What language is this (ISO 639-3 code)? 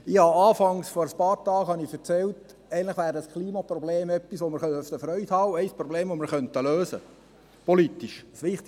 gsw